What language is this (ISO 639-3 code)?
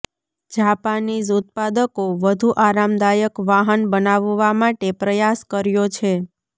guj